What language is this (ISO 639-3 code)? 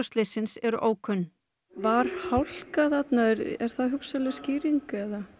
isl